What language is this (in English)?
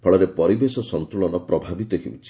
Odia